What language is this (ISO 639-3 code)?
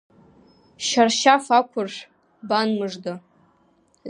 abk